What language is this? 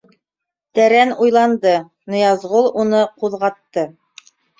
Bashkir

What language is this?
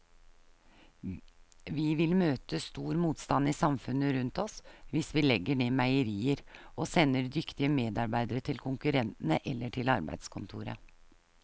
Norwegian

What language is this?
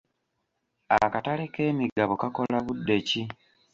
Ganda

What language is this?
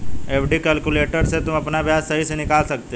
Hindi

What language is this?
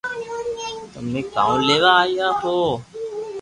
Loarki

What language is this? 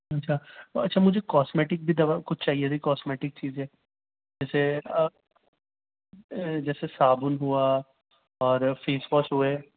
Urdu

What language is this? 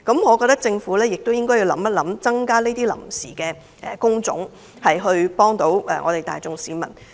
Cantonese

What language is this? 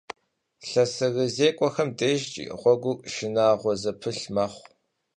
Kabardian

